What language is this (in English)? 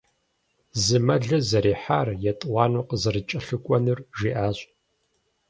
Kabardian